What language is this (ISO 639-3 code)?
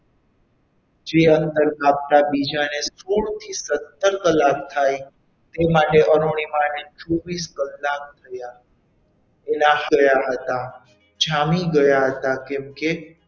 guj